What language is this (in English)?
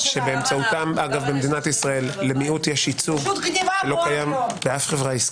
Hebrew